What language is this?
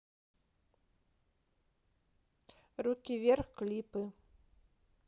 Russian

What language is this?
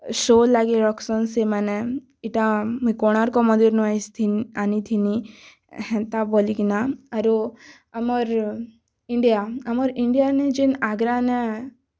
Odia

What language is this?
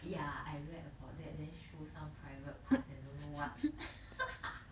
English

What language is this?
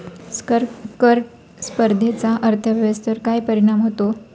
Marathi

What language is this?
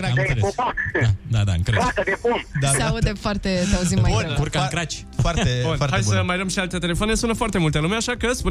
Romanian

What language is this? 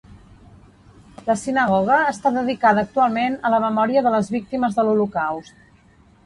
Catalan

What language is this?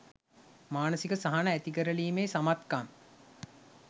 Sinhala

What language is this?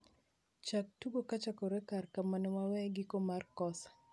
Luo (Kenya and Tanzania)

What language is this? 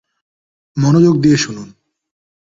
Bangla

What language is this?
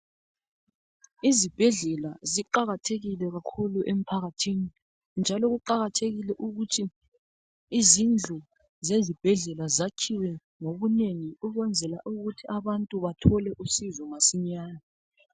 North Ndebele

